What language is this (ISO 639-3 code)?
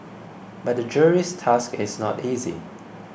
eng